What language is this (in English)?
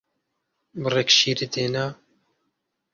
Central Kurdish